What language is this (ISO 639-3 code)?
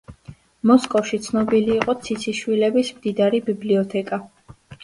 kat